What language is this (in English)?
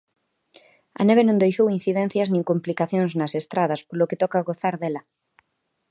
Galician